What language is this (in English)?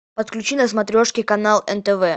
Russian